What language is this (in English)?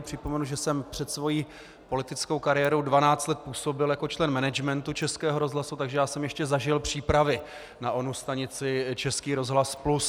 Czech